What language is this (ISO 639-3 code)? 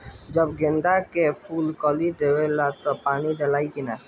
bho